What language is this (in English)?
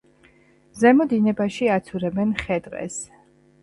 Georgian